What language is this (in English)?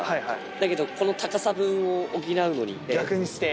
Japanese